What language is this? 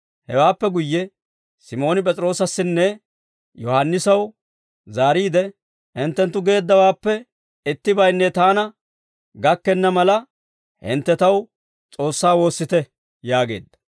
Dawro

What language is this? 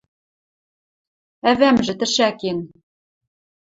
Western Mari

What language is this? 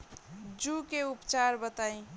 Bhojpuri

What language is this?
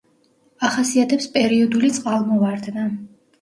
Georgian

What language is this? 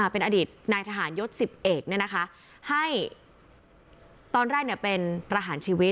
Thai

